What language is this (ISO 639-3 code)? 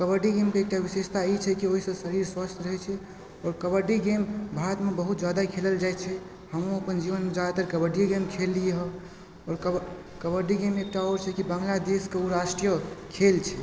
mai